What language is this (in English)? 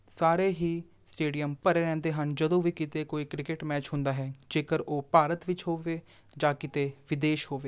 Punjabi